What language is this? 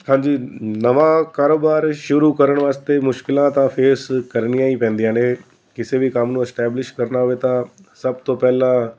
Punjabi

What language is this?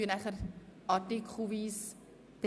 Swiss German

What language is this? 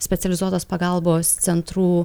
Lithuanian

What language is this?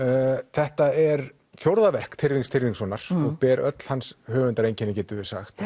Icelandic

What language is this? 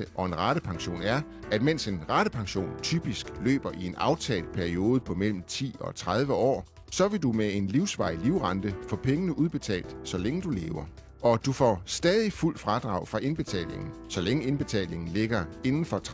Danish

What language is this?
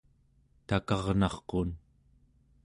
Central Yupik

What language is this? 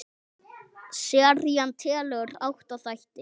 Icelandic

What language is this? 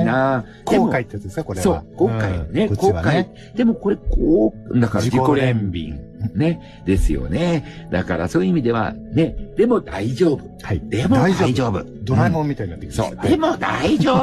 Japanese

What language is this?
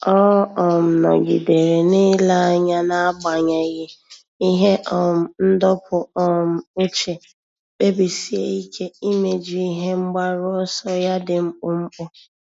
Igbo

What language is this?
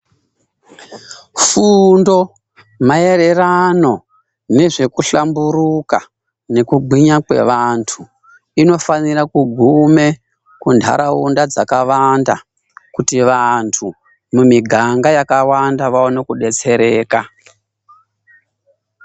Ndau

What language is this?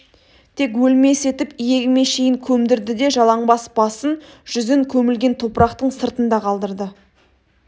Kazakh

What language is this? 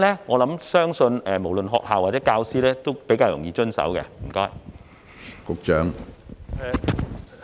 Cantonese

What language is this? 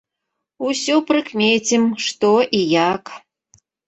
Belarusian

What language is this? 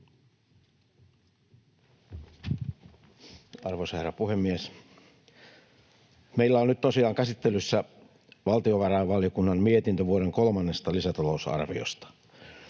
Finnish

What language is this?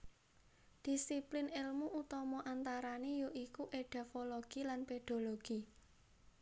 Javanese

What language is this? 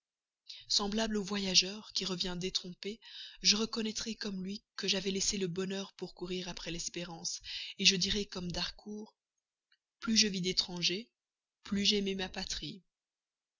French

